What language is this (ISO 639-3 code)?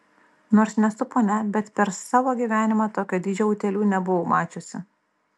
lit